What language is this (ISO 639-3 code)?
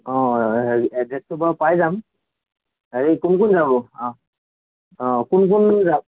asm